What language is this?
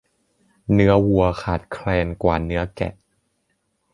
Thai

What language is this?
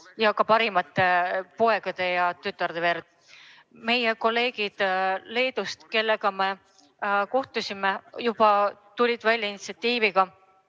Estonian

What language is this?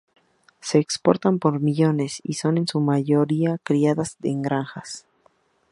Spanish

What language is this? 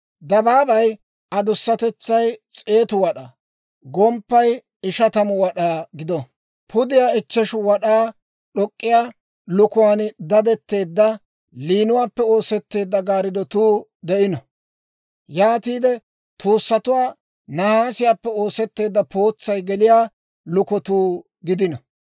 Dawro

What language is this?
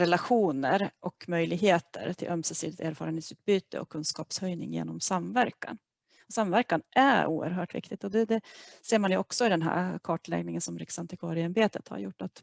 Swedish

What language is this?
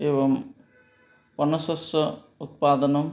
Sanskrit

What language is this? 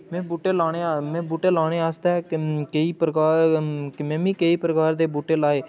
Dogri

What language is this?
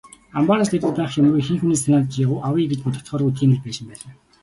Mongolian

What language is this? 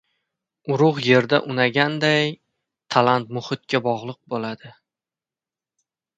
Uzbek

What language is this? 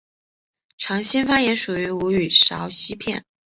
Chinese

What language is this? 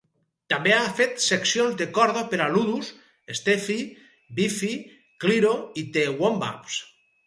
Catalan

